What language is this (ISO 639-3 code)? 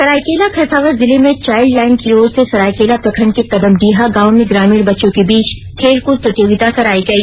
hin